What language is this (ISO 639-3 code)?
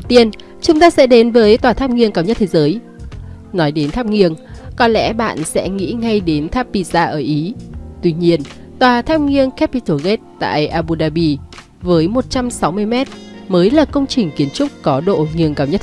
vie